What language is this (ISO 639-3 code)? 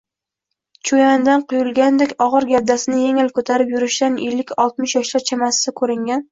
uzb